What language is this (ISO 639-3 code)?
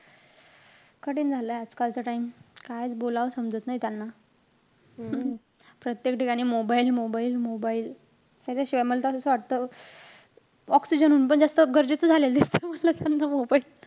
mar